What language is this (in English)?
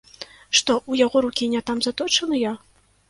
Belarusian